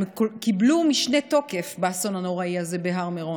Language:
Hebrew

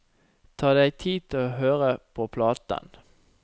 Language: Norwegian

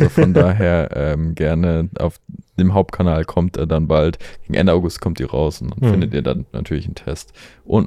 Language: German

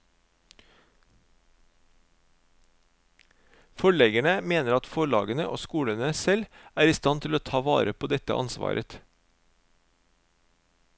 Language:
Norwegian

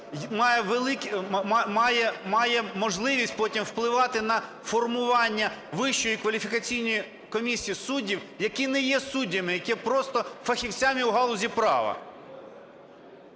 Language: Ukrainian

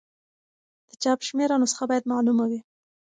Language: Pashto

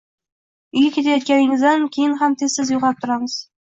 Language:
Uzbek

